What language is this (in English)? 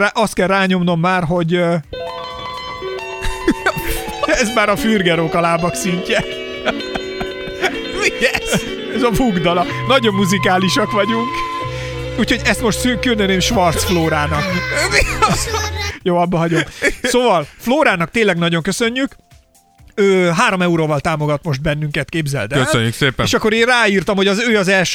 Hungarian